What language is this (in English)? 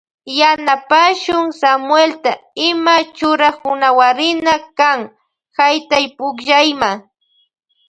Loja Highland Quichua